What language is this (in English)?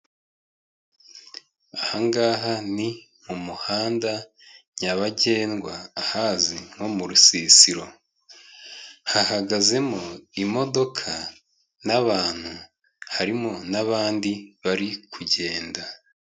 Kinyarwanda